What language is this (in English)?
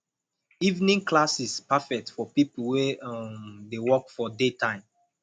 Nigerian Pidgin